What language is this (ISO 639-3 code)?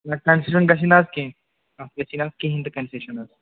kas